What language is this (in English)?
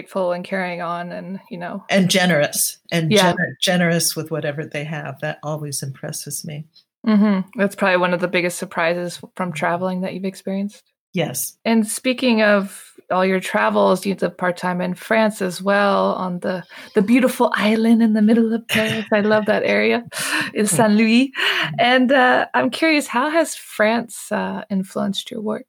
English